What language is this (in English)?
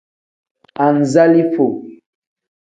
Tem